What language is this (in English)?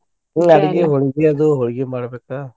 Kannada